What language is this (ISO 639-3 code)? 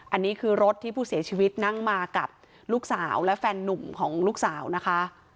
tha